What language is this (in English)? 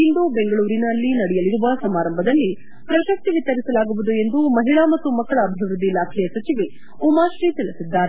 Kannada